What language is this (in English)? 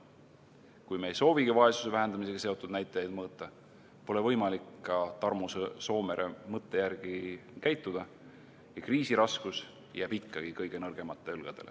Estonian